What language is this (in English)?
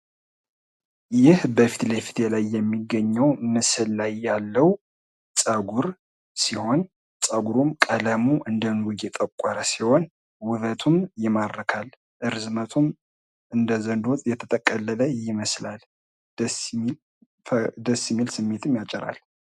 Amharic